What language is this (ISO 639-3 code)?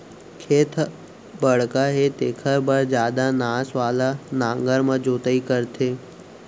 hne